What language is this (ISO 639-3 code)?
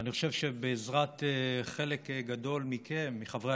heb